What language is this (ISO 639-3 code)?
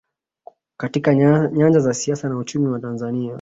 swa